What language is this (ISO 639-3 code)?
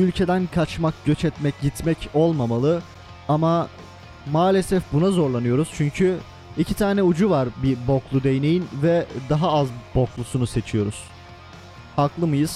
tur